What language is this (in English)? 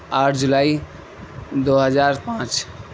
Urdu